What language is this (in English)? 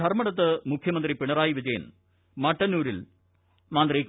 Malayalam